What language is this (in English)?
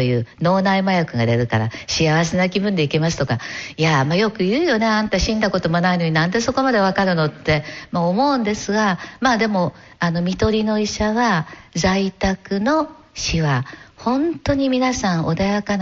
Japanese